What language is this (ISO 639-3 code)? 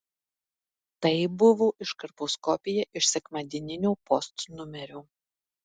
lit